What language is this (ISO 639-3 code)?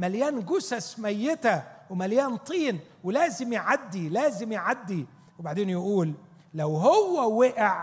ara